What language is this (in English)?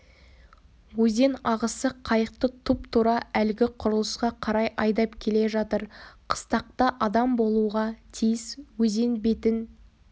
Kazakh